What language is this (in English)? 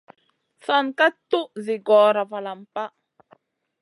Masana